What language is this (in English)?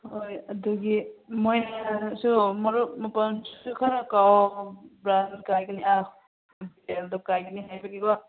Manipuri